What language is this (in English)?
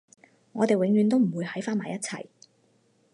Cantonese